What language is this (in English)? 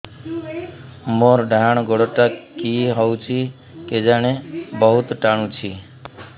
Odia